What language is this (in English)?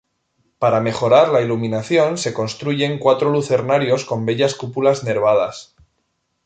Spanish